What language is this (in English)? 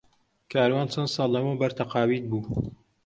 Central Kurdish